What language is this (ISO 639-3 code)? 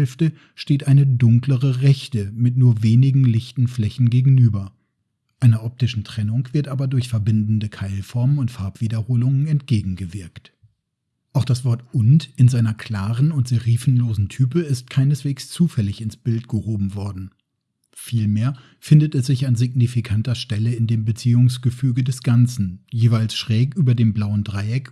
deu